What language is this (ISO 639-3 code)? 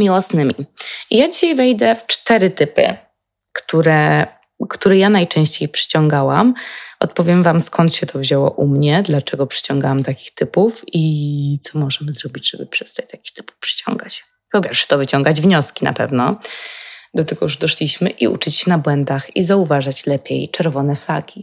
pol